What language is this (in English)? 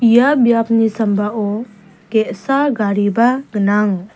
Garo